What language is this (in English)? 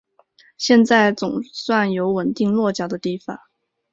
Chinese